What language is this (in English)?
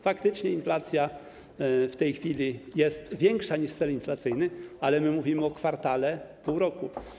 Polish